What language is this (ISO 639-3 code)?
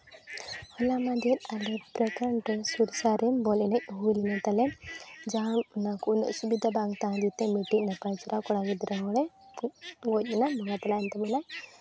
sat